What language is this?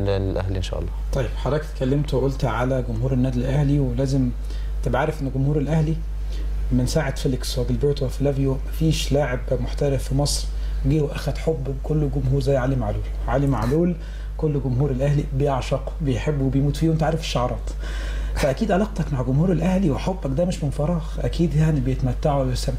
Arabic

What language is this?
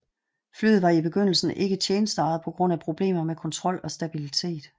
Danish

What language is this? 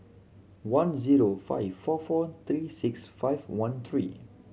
English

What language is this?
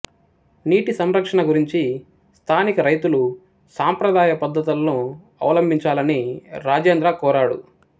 Telugu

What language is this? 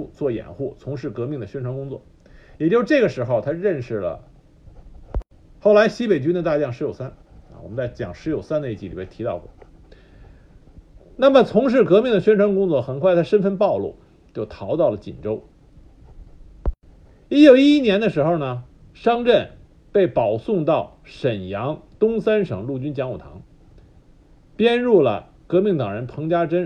Chinese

